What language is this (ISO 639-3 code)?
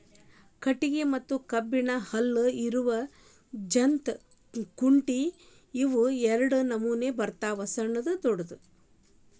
kan